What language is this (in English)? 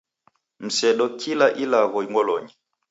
Taita